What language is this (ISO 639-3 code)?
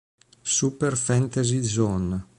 ita